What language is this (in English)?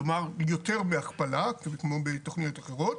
Hebrew